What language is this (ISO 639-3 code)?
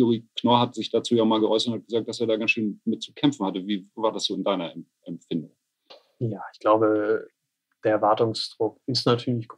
deu